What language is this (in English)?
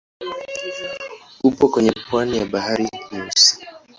Swahili